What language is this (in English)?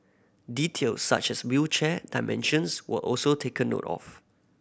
English